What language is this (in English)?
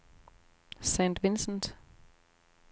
Danish